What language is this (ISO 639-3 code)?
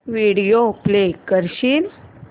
mar